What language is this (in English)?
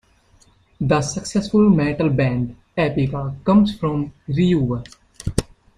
English